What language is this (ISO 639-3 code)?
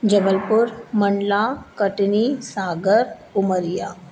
snd